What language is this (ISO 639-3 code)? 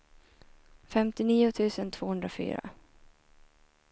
swe